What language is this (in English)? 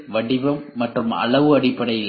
Tamil